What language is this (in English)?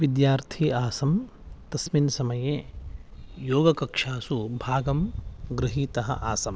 Sanskrit